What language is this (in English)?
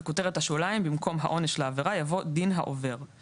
Hebrew